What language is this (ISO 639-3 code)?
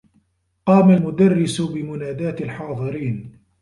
ara